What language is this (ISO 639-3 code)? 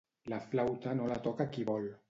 cat